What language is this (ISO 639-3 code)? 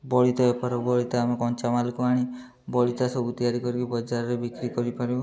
ori